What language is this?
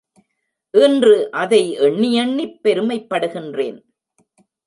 Tamil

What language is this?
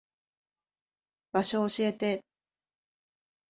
Japanese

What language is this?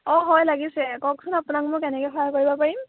Assamese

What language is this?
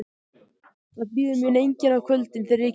Icelandic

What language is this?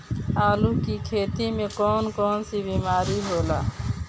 Bhojpuri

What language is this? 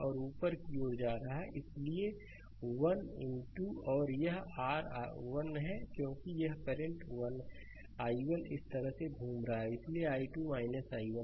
Hindi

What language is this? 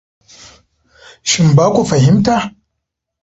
Hausa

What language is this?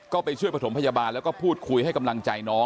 Thai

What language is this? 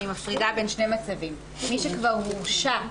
Hebrew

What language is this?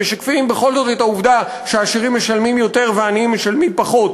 Hebrew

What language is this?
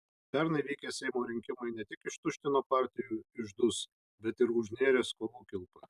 Lithuanian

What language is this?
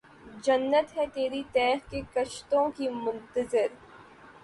Urdu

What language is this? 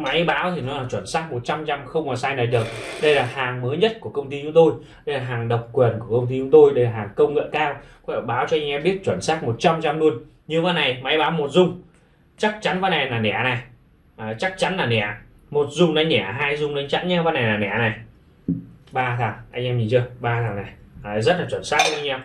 Vietnamese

